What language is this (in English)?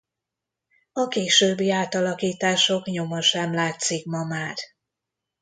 Hungarian